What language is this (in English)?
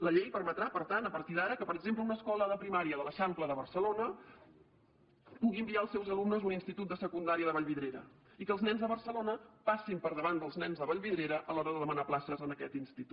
Catalan